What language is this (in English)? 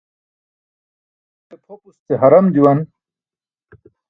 Burushaski